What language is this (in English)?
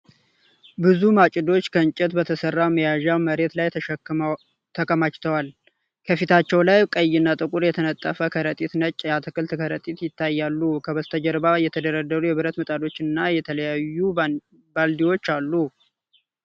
Amharic